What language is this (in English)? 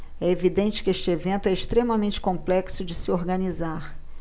Portuguese